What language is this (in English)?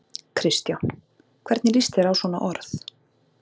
Icelandic